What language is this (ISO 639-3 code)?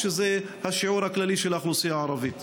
heb